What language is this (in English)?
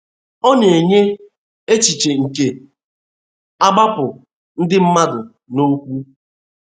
Igbo